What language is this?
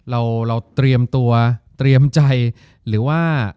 Thai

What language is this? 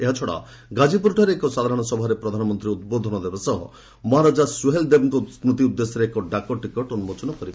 Odia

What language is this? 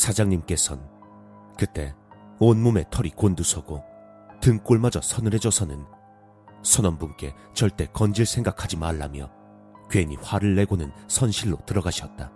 Korean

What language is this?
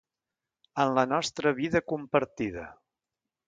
Catalan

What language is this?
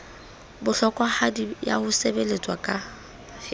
Southern Sotho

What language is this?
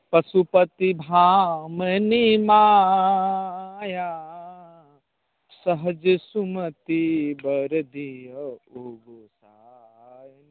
Maithili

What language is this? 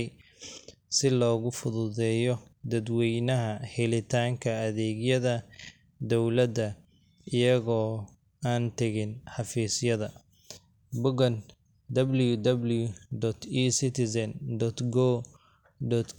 Somali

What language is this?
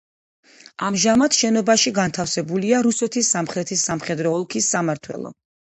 Georgian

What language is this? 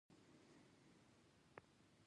Pashto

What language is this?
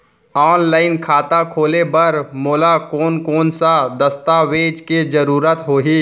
Chhattisgarhi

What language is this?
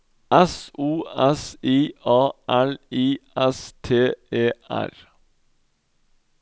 Norwegian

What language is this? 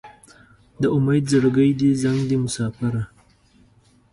Pashto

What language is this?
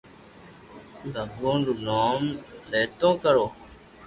Loarki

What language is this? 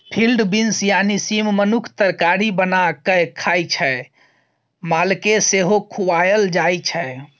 Maithili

